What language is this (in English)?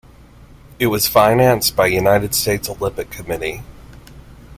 English